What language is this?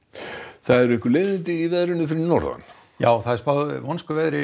Icelandic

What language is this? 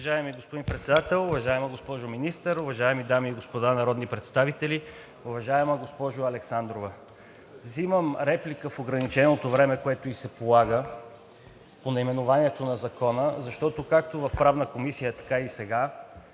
Bulgarian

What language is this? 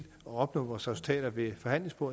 Danish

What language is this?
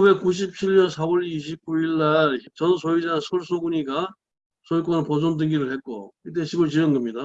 Korean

